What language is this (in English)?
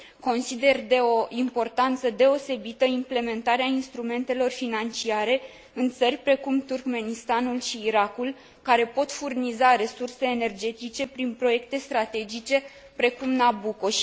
Romanian